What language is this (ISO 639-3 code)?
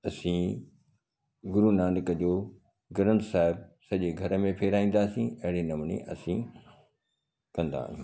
snd